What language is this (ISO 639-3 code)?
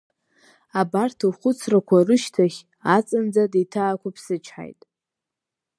abk